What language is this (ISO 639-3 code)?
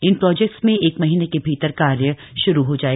hin